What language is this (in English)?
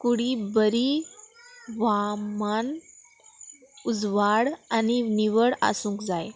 Konkani